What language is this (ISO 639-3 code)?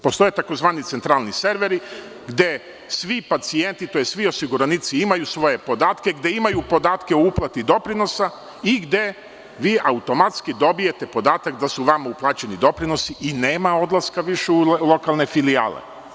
srp